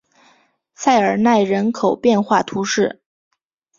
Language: Chinese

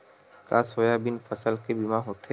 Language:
Chhattisgarhi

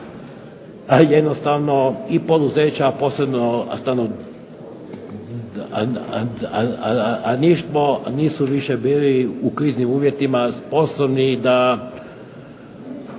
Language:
Croatian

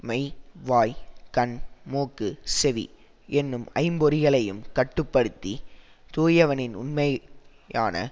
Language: Tamil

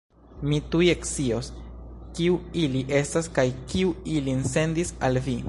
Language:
Esperanto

